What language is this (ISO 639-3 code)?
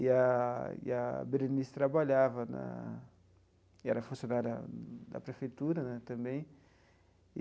por